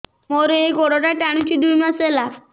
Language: Odia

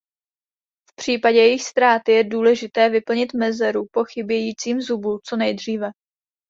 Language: Czech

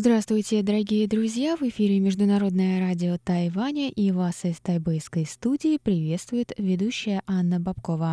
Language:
Russian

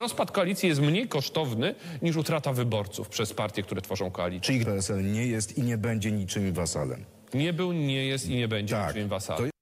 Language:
Polish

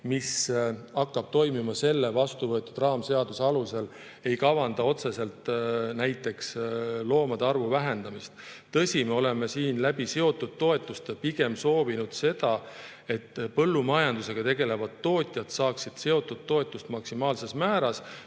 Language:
Estonian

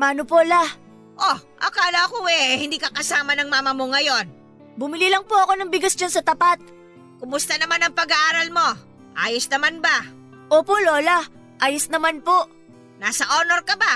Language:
Filipino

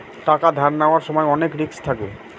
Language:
Bangla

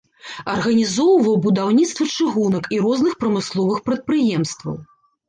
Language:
Belarusian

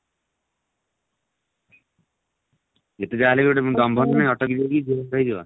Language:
Odia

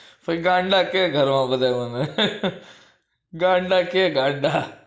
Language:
Gujarati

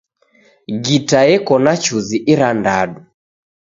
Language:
Taita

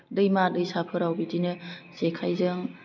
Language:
Bodo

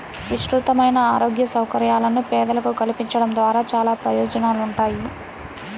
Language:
Telugu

